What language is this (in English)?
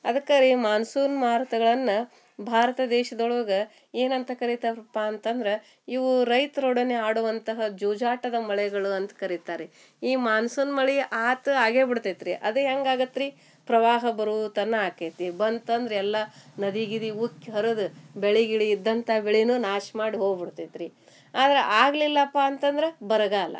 Kannada